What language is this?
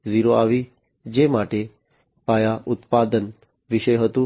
Gujarati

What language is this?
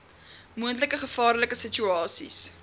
Afrikaans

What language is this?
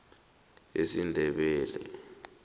South Ndebele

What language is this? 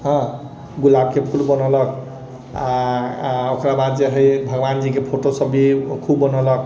Maithili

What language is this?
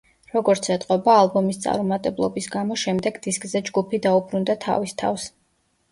Georgian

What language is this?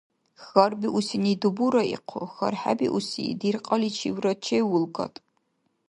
Dargwa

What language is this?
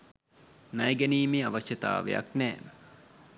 Sinhala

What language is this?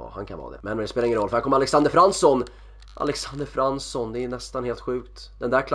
Swedish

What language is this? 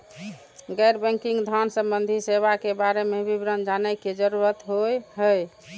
Maithili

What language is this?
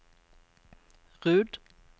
Norwegian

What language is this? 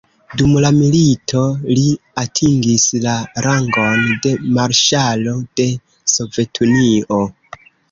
Esperanto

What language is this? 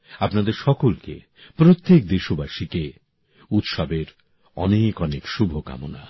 Bangla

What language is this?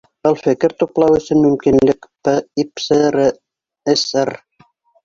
Bashkir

